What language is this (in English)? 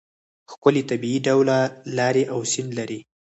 Pashto